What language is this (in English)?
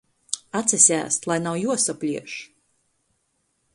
Latgalian